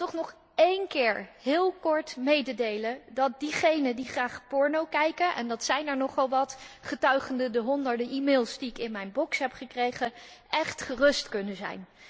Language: Dutch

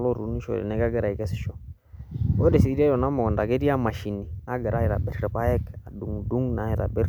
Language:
Masai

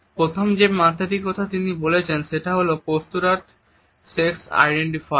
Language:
Bangla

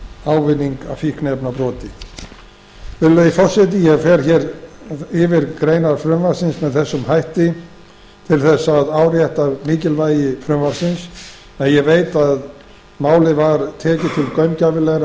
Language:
Icelandic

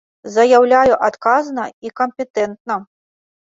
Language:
Belarusian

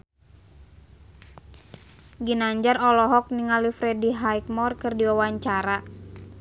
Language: Sundanese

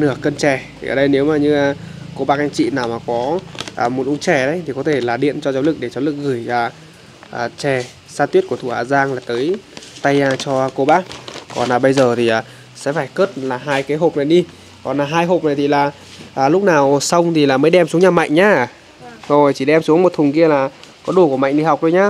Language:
Vietnamese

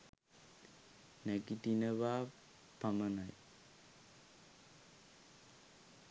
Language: Sinhala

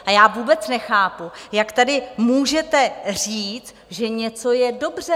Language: Czech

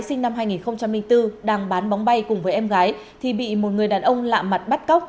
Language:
Vietnamese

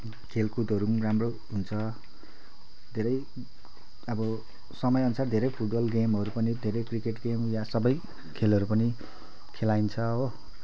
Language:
Nepali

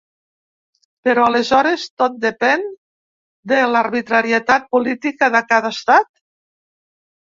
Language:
Catalan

